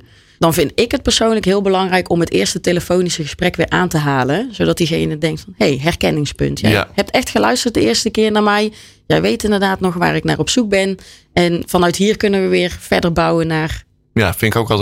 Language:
Dutch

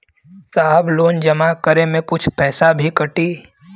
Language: Bhojpuri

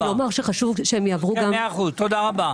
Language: Hebrew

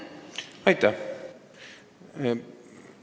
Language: Estonian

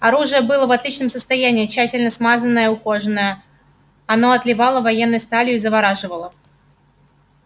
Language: Russian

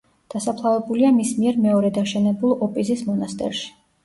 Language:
Georgian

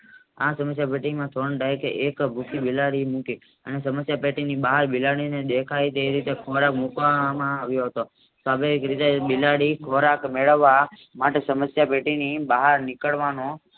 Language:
Gujarati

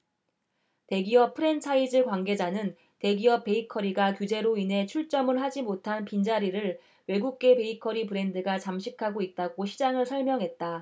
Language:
Korean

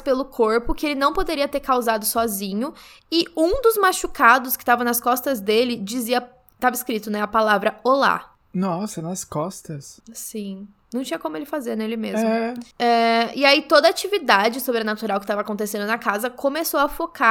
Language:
Portuguese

